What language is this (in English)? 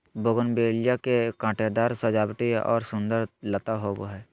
Magahi